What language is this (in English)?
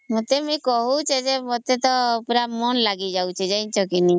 Odia